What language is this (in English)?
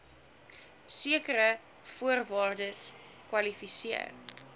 Afrikaans